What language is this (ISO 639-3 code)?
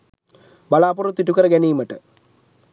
sin